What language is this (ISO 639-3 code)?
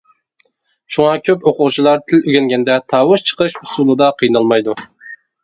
uig